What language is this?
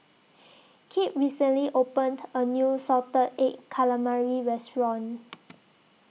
English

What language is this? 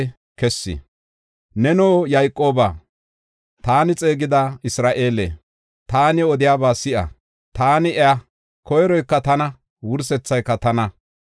Gofa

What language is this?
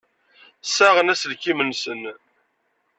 Kabyle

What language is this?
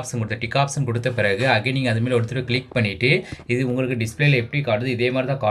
Tamil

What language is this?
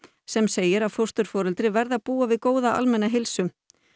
Icelandic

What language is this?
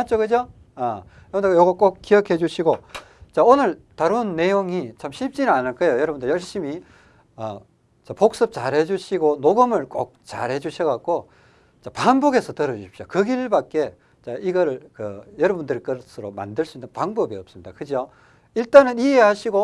Korean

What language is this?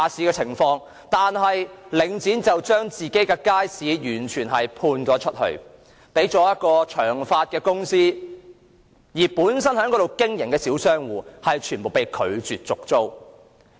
Cantonese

